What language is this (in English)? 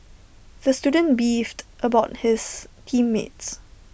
English